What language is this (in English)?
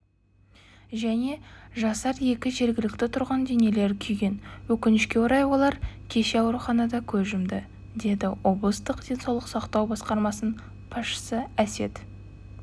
Kazakh